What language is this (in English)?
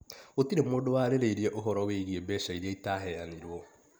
Kikuyu